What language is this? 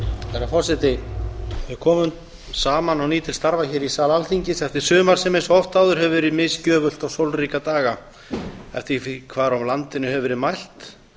Icelandic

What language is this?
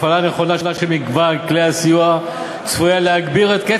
Hebrew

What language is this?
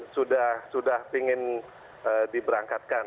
Indonesian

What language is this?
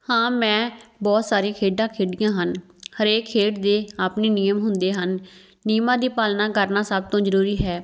Punjabi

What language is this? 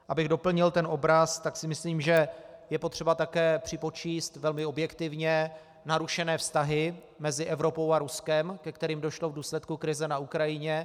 Czech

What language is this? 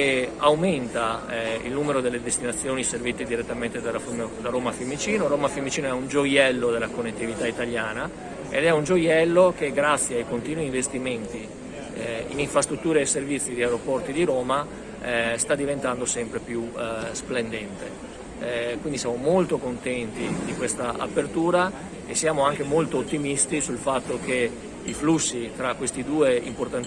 Italian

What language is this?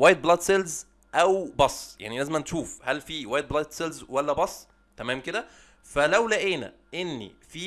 Arabic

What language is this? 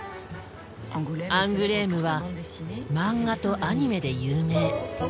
Japanese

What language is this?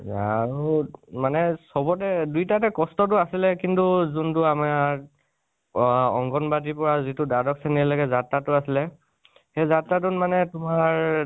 Assamese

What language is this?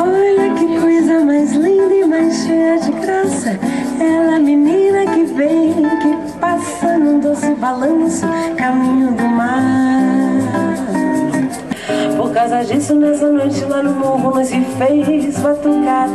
Swedish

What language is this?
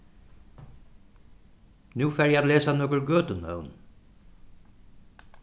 Faroese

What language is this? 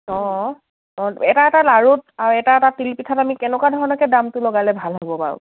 Assamese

